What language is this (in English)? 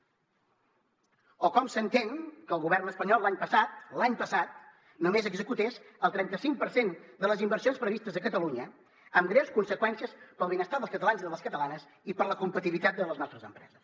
Catalan